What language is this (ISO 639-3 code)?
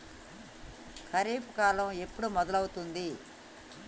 tel